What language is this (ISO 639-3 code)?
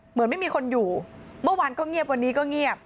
tha